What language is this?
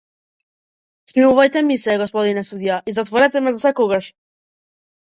Macedonian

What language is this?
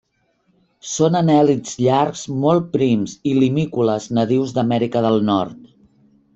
Catalan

